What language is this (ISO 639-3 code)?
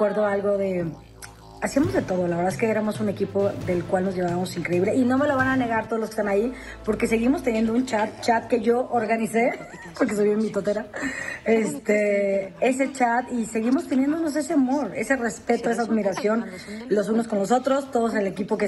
spa